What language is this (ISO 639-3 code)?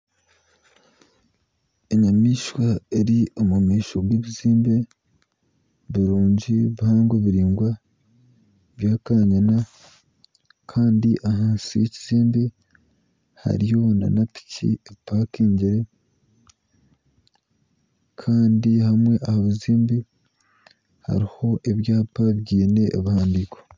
nyn